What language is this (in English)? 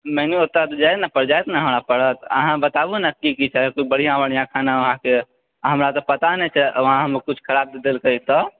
Maithili